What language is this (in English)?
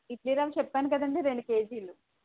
Telugu